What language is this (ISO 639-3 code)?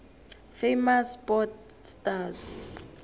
nbl